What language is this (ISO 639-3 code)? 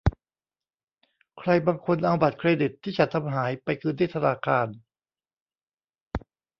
tha